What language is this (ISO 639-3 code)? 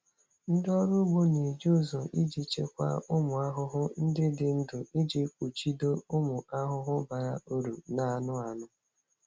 ibo